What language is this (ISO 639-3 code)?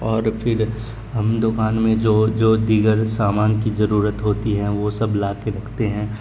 urd